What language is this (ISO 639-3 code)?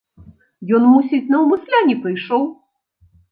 bel